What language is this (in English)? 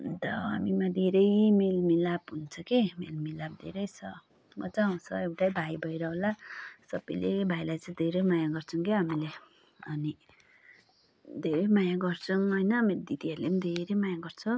Nepali